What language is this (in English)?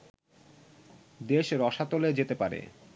Bangla